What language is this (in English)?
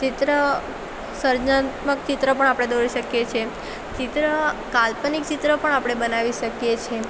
Gujarati